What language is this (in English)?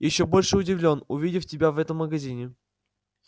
Russian